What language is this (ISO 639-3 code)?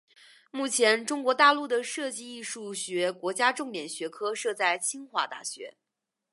zho